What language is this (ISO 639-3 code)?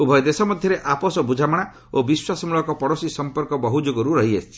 ori